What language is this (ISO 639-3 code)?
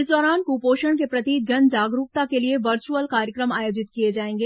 hin